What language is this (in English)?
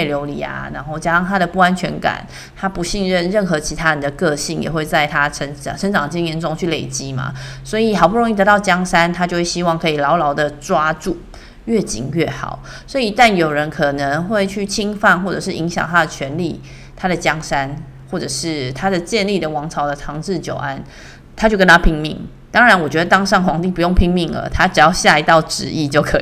Chinese